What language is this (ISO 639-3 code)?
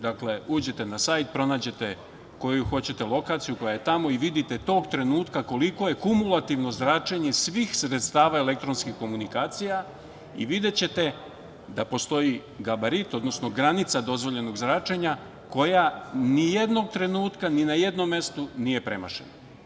srp